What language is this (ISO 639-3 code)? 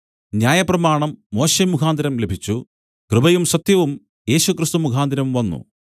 mal